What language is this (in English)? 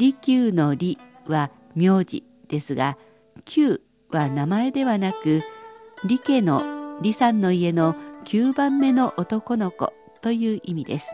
Japanese